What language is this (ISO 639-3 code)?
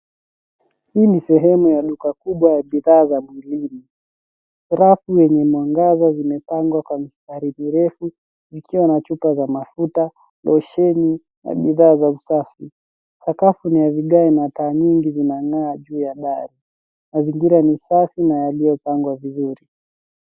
swa